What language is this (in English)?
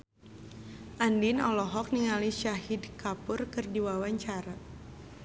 Sundanese